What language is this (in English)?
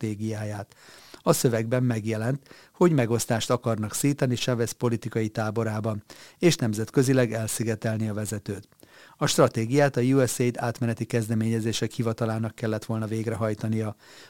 Hungarian